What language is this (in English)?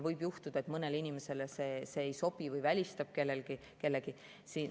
Estonian